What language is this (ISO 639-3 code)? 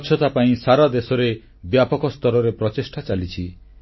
ori